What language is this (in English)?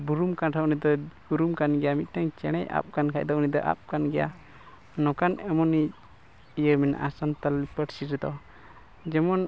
Santali